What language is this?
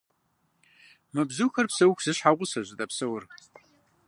Kabardian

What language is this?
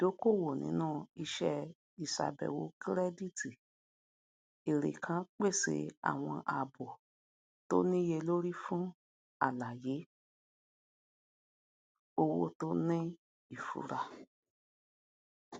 Yoruba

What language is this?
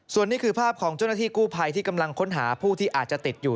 Thai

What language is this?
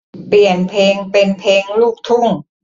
Thai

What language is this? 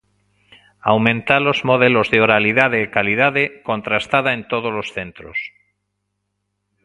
Galician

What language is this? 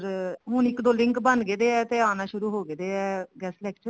Punjabi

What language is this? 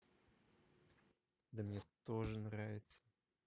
Russian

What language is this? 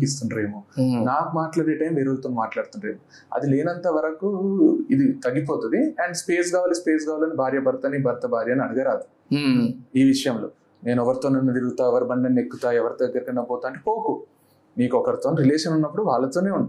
Telugu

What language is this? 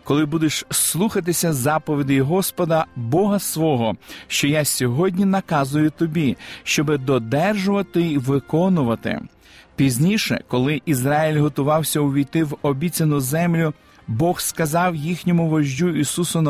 Ukrainian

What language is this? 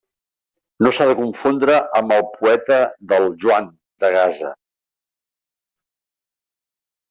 Catalan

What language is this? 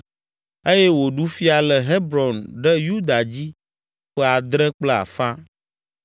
Ewe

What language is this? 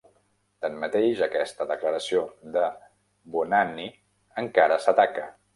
Catalan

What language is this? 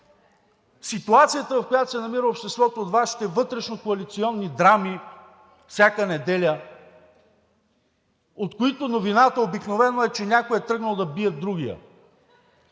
Bulgarian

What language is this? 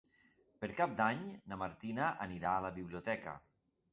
Catalan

